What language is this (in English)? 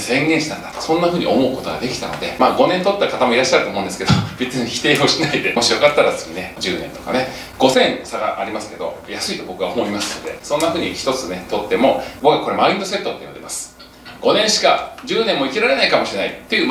Japanese